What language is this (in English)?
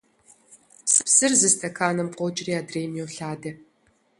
Kabardian